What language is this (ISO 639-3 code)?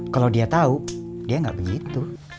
ind